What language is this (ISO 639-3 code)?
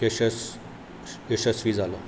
kok